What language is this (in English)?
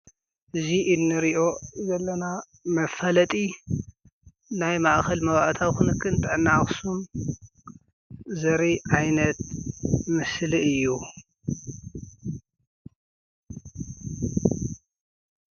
Tigrinya